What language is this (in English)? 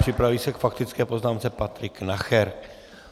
Czech